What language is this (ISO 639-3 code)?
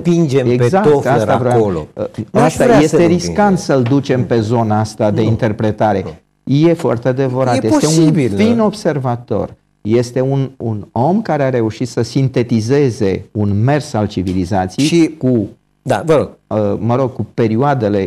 ron